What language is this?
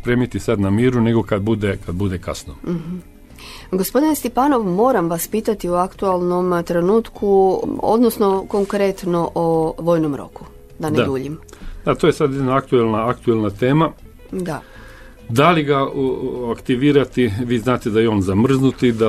Croatian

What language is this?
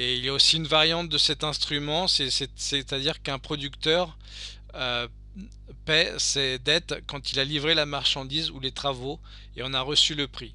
French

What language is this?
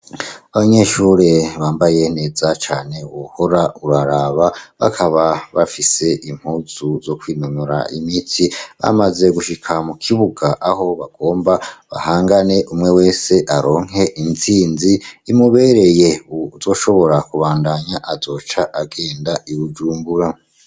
Rundi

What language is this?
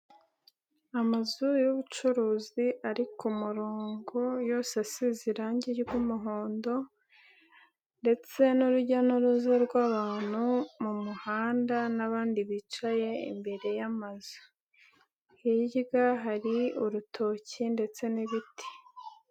Kinyarwanda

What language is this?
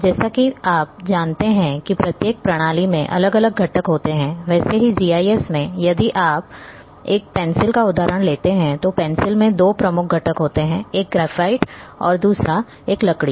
Hindi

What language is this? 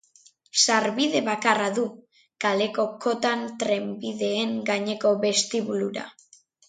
Basque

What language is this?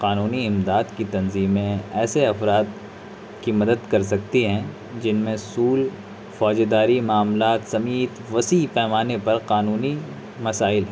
Urdu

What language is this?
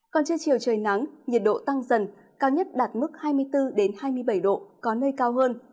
Vietnamese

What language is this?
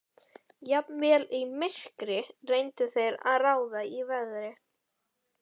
Icelandic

